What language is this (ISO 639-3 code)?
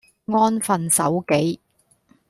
yue